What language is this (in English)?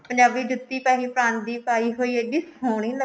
Punjabi